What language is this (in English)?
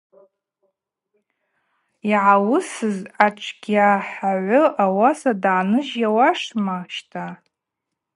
Abaza